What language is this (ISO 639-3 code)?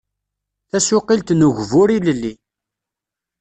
kab